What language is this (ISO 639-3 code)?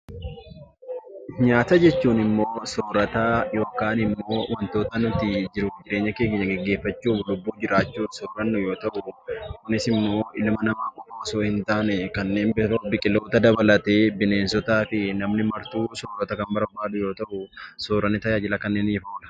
orm